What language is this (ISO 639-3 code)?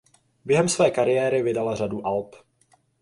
ces